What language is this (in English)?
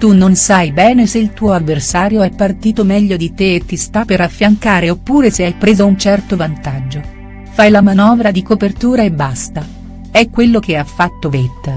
Italian